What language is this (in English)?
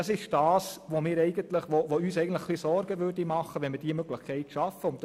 Swiss German